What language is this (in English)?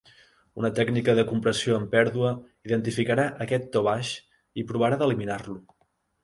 Catalan